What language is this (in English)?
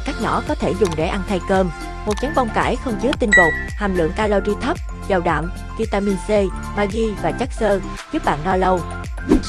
Vietnamese